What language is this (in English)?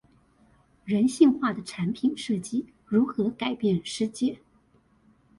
Chinese